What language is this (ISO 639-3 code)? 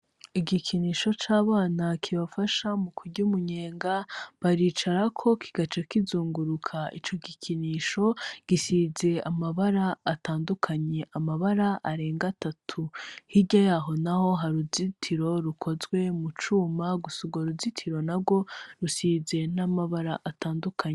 run